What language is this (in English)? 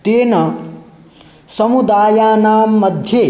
Sanskrit